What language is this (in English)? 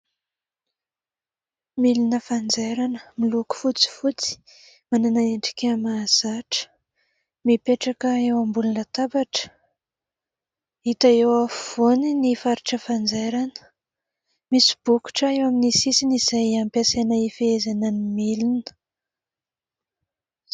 Malagasy